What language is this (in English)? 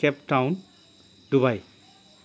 Bodo